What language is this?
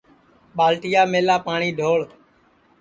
Sansi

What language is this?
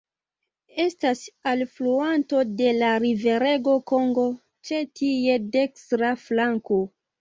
Esperanto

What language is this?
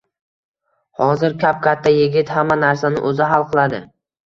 Uzbek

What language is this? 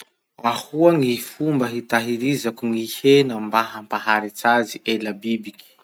Masikoro Malagasy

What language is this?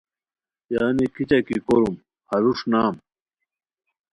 Khowar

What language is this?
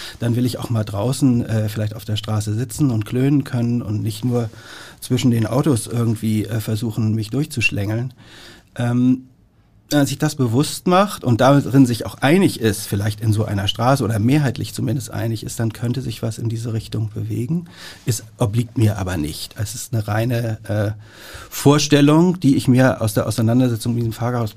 German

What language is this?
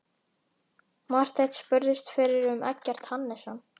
Icelandic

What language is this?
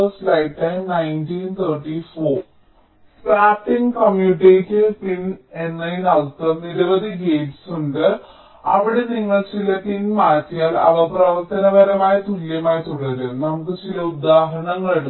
Malayalam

